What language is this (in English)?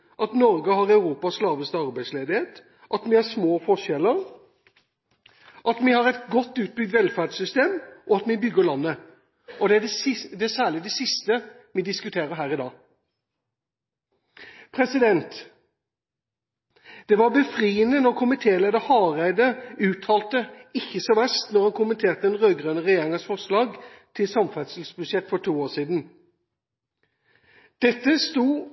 Norwegian Bokmål